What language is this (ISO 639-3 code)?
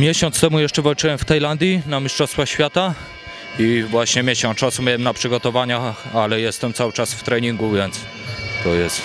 pol